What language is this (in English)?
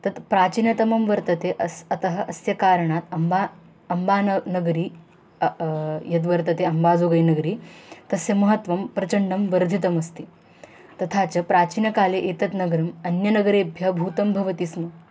Sanskrit